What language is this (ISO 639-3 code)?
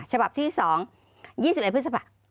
tha